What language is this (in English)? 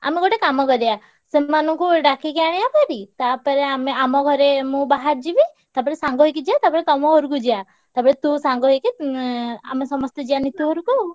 Odia